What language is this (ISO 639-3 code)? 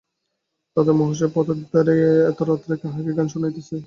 ben